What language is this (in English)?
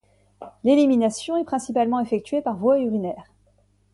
French